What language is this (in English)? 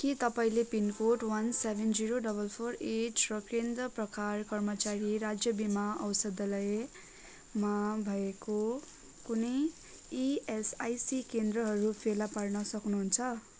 Nepali